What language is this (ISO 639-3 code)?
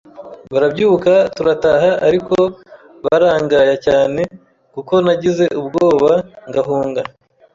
kin